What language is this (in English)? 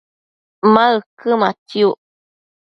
Matsés